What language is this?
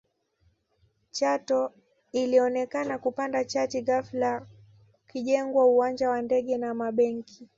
Swahili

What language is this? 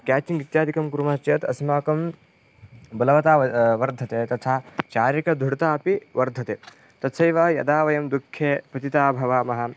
Sanskrit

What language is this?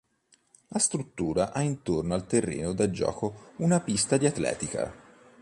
Italian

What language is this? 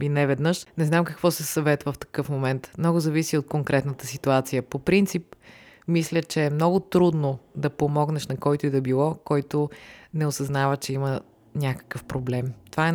Bulgarian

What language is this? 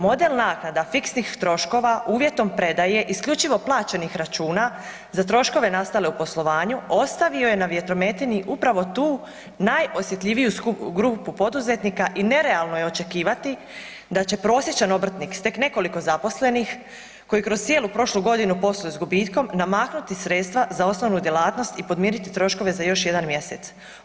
Croatian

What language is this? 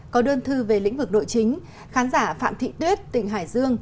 Vietnamese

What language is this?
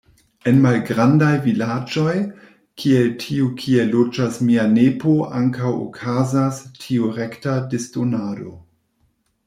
Esperanto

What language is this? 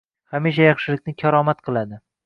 Uzbek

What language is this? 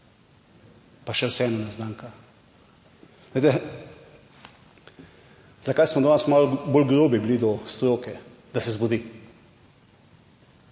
Slovenian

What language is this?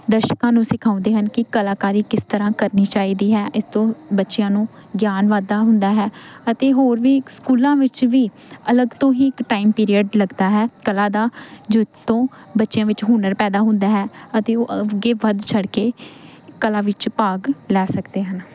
Punjabi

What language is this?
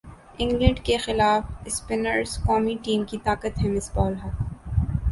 Urdu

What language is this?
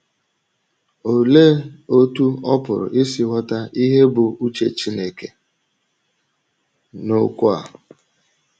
Igbo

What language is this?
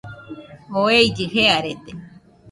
Nüpode Huitoto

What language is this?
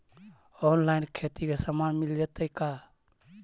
Magahi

